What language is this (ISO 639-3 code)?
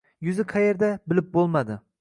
uzb